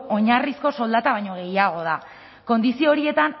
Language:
Basque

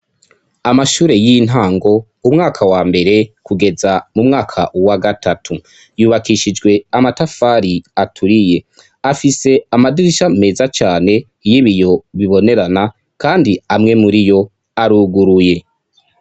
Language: Rundi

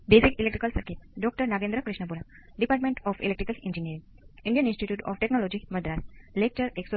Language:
Gujarati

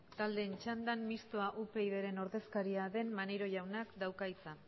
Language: Basque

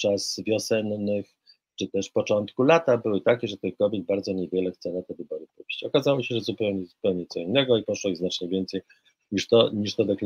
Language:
Polish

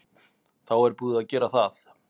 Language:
Icelandic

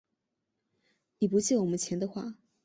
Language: Chinese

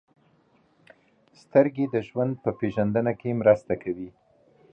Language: Pashto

